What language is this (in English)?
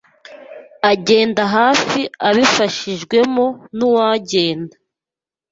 Kinyarwanda